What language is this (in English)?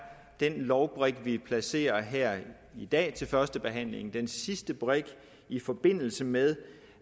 Danish